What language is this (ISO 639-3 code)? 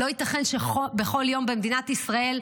heb